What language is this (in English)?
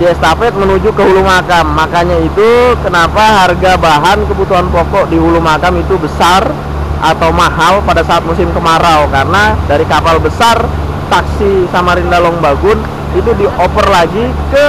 Indonesian